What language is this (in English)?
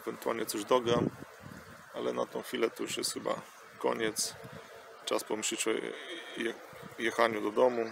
Polish